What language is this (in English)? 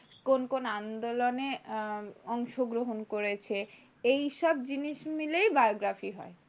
Bangla